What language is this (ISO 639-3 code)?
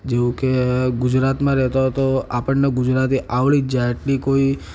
guj